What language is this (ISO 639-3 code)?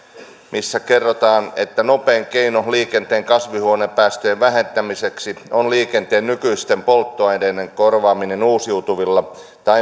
fin